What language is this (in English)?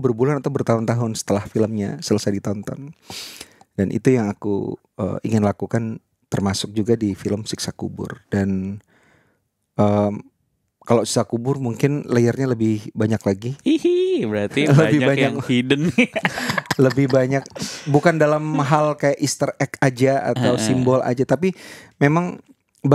Indonesian